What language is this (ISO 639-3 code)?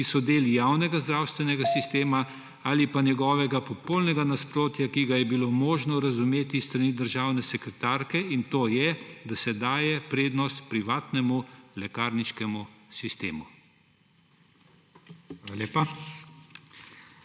slv